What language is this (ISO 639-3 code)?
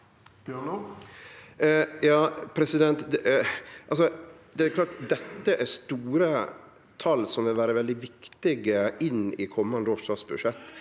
nor